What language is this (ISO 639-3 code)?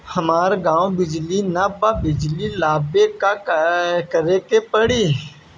bho